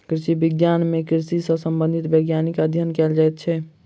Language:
Maithili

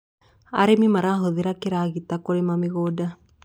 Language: Kikuyu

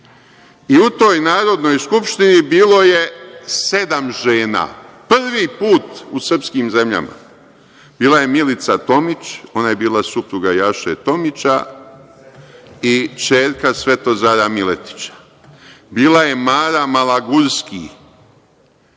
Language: Serbian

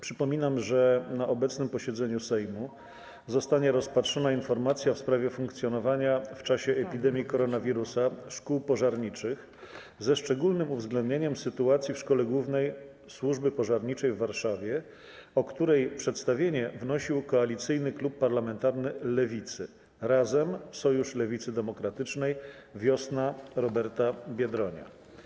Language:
Polish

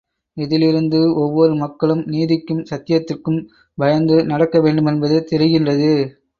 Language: Tamil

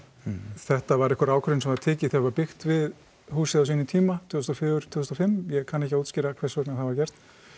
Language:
Icelandic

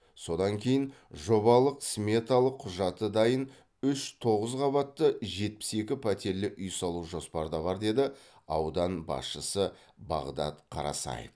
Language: Kazakh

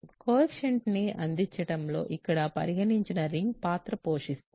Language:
Telugu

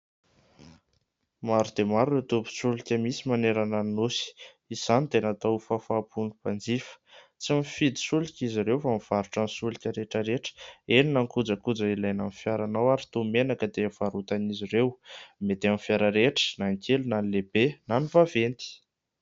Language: Malagasy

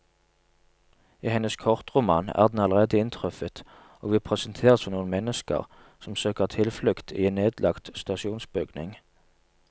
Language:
Norwegian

